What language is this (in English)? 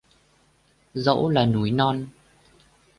Vietnamese